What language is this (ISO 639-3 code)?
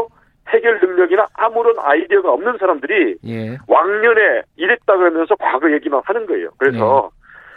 kor